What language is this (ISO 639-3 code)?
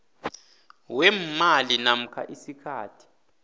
nbl